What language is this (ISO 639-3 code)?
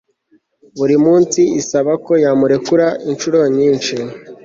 kin